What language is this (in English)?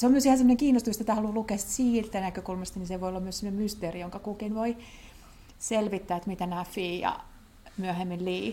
Finnish